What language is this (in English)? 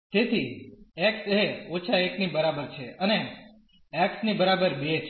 Gujarati